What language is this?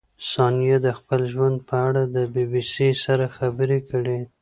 Pashto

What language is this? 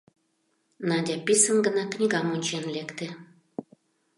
Mari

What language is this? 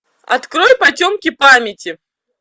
Russian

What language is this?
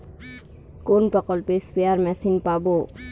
Bangla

